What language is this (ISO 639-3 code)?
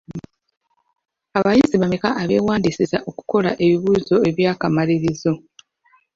lug